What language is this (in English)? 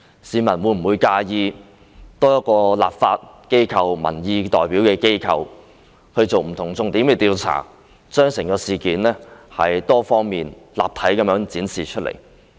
Cantonese